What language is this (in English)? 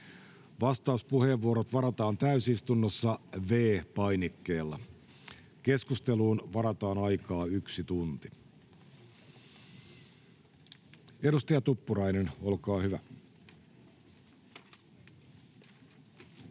Finnish